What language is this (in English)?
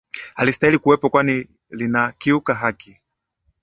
Swahili